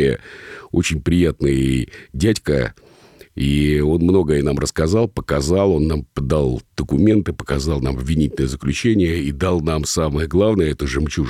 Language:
Russian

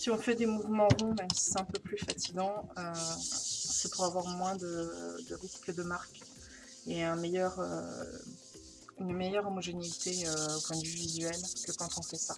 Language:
French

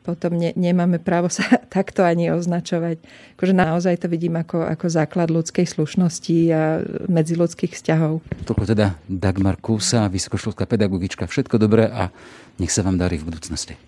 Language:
Slovak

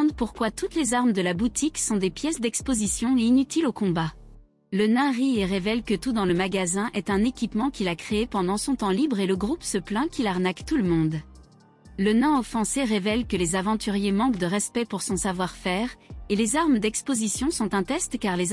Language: French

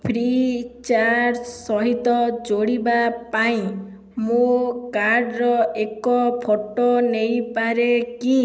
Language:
Odia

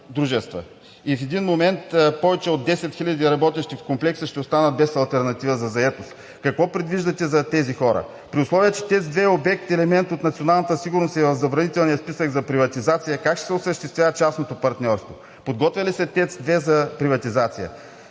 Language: Bulgarian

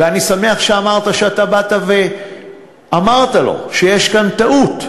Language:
Hebrew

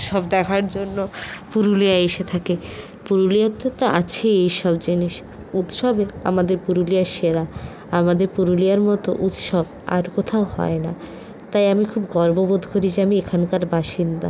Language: Bangla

